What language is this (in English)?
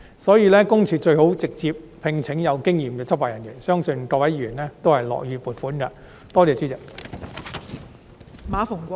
Cantonese